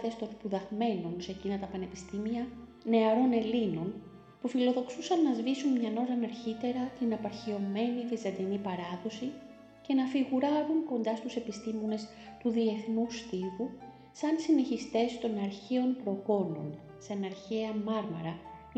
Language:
Greek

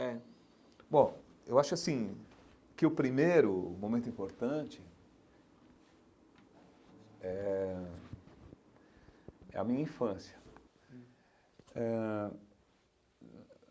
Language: Portuguese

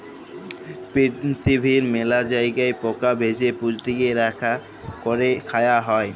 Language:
Bangla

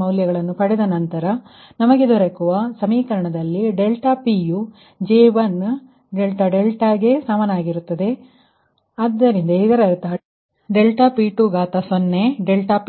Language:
Kannada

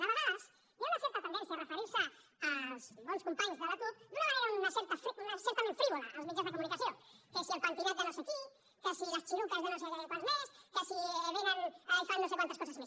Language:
Catalan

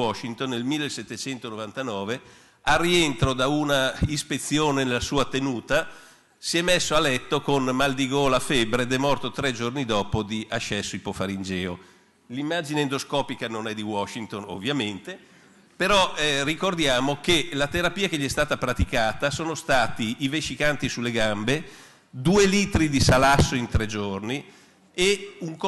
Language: Italian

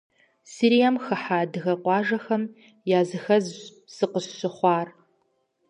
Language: Kabardian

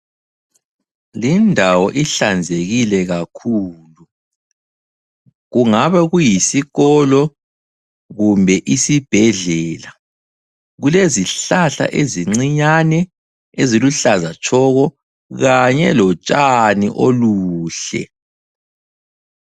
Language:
North Ndebele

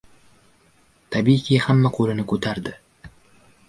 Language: Uzbek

